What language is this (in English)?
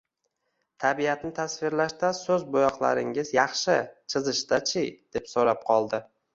Uzbek